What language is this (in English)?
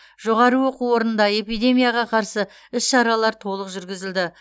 Kazakh